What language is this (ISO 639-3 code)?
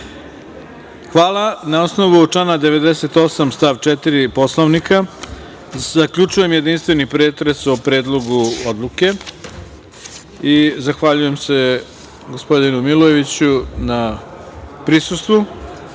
srp